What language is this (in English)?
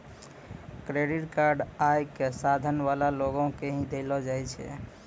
Maithili